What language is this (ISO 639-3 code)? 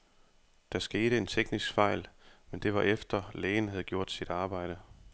dan